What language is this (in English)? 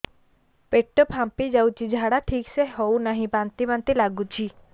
Odia